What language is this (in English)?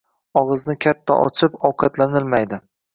Uzbek